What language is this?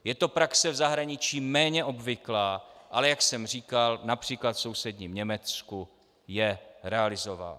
Czech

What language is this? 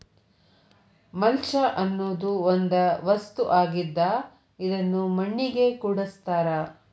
Kannada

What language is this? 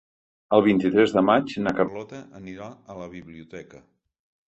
Catalan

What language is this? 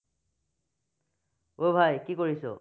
Assamese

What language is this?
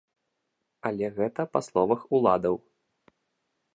Belarusian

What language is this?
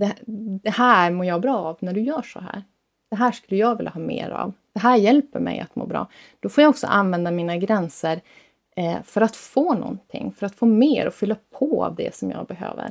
Swedish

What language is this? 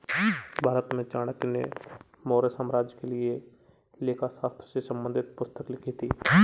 Hindi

